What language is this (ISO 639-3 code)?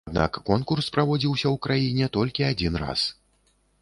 bel